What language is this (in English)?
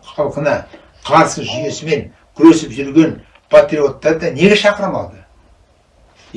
Turkish